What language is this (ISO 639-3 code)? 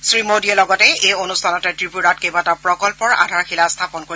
asm